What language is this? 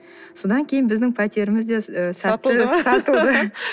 Kazakh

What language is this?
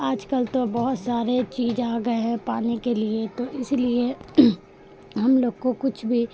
Urdu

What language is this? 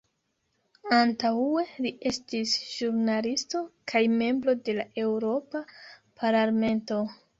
Esperanto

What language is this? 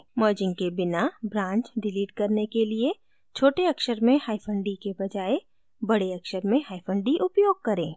Hindi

